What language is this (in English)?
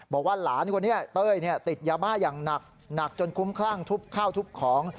Thai